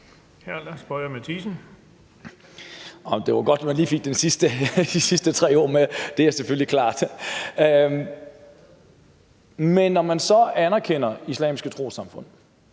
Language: Danish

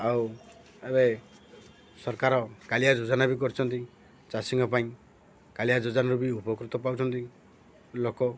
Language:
Odia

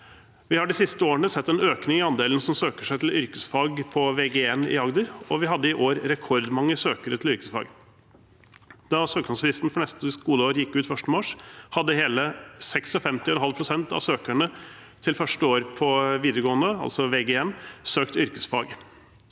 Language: Norwegian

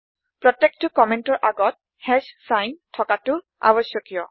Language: Assamese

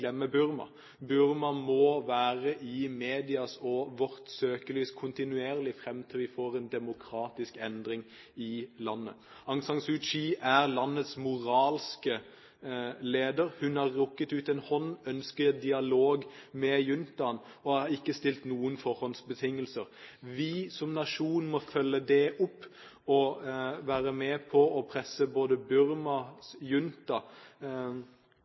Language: Norwegian Bokmål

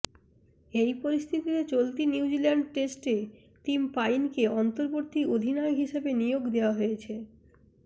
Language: Bangla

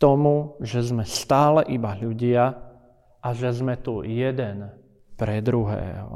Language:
Slovak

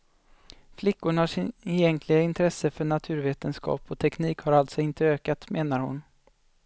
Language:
Swedish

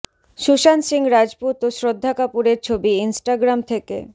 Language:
Bangla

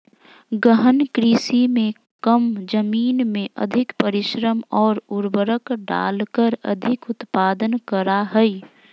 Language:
Magahi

